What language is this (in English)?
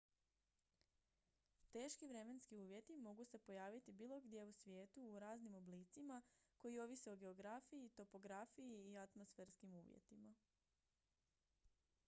Croatian